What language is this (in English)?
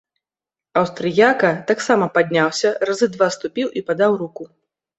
Belarusian